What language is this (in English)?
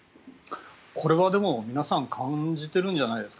Japanese